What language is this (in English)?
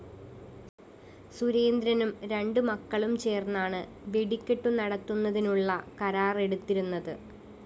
Malayalam